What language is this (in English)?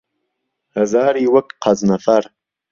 Central Kurdish